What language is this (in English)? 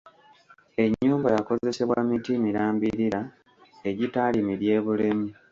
Ganda